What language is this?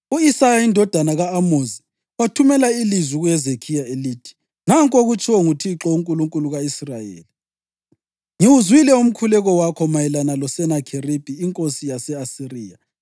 North Ndebele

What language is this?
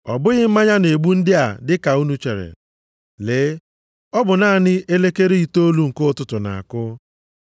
Igbo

